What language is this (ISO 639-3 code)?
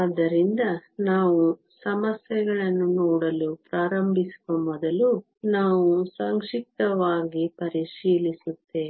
kan